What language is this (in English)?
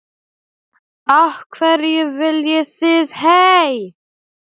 Icelandic